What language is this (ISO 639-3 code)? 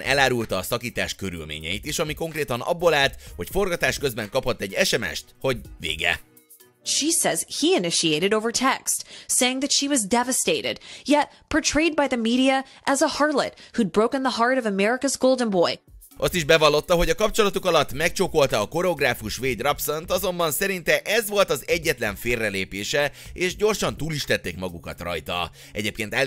hun